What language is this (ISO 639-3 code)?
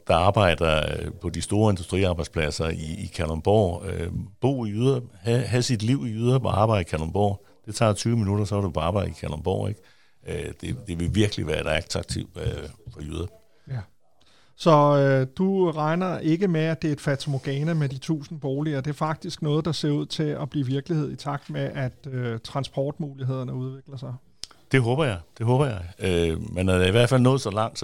dan